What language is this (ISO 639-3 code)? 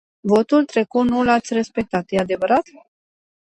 ron